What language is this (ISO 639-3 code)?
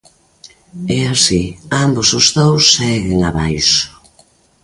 glg